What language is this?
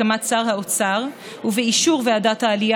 Hebrew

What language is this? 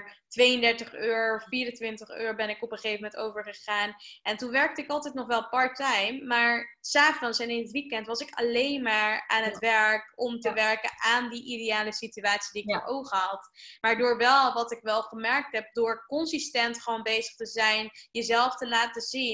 Dutch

